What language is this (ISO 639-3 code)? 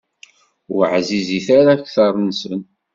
kab